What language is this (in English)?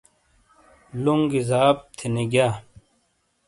Shina